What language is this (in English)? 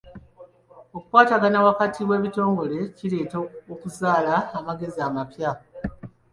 Ganda